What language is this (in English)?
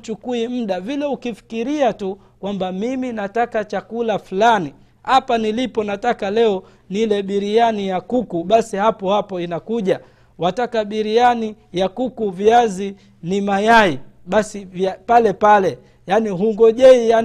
Swahili